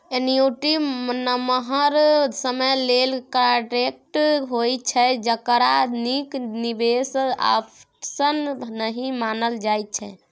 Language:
Maithili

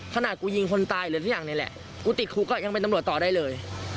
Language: Thai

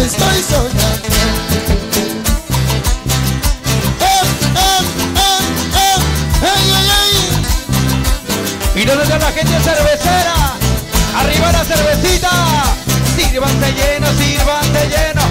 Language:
Spanish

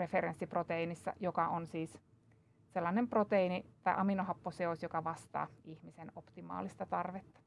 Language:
Finnish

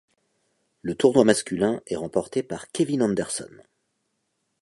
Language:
French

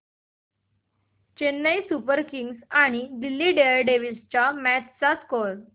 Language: Marathi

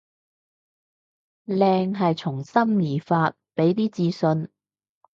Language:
Cantonese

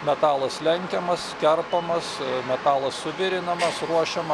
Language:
Lithuanian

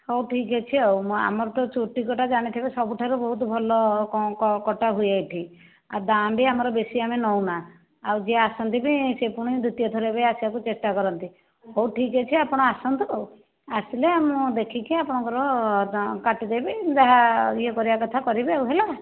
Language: Odia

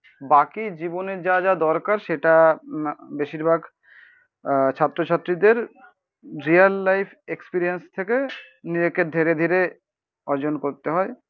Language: Bangla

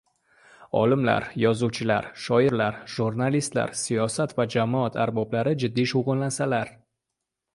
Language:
Uzbek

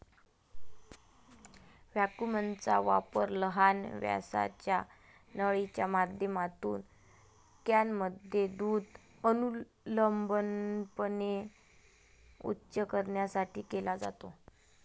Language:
Marathi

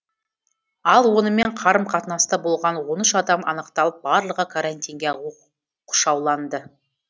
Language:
Kazakh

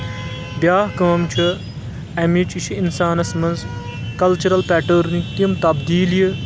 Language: Kashmiri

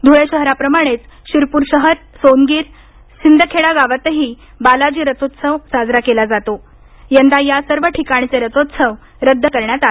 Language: Marathi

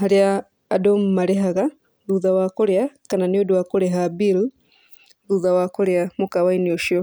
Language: Kikuyu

